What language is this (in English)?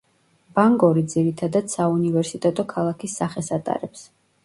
Georgian